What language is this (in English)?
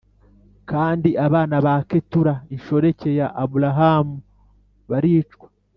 Kinyarwanda